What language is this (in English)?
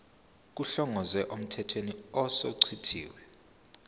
Zulu